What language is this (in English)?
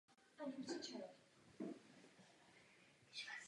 Czech